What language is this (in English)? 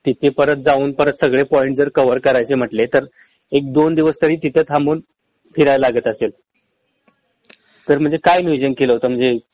Marathi